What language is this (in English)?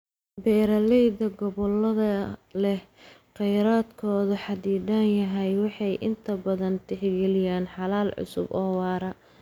Somali